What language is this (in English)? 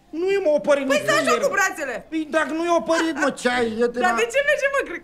Romanian